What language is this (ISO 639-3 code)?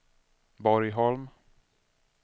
swe